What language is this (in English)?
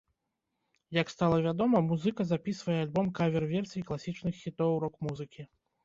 Belarusian